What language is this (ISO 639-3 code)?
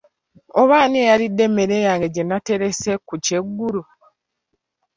lug